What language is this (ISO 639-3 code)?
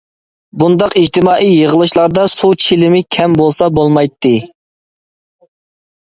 uig